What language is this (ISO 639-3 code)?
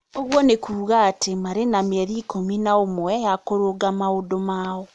kik